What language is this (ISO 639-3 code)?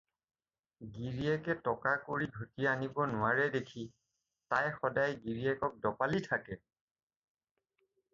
asm